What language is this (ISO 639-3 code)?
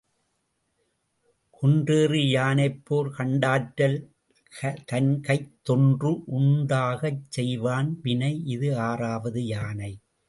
tam